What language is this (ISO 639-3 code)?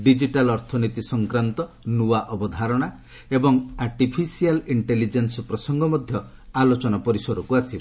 ori